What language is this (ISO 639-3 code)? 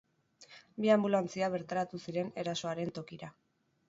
eus